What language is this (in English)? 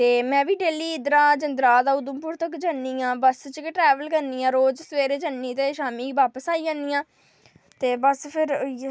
Dogri